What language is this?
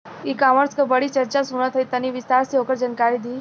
Bhojpuri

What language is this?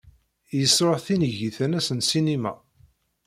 Kabyle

